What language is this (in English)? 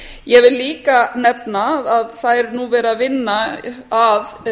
Icelandic